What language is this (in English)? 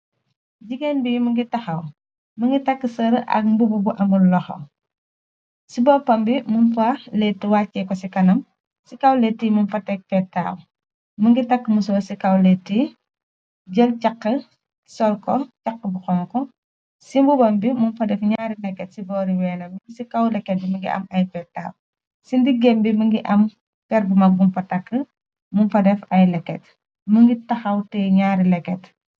Wolof